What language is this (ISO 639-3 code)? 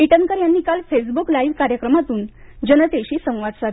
mar